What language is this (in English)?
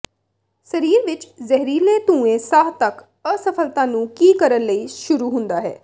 Punjabi